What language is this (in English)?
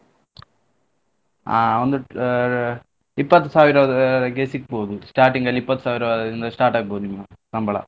Kannada